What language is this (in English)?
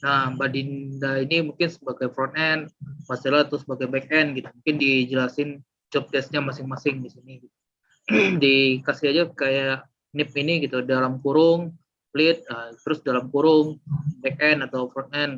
Indonesian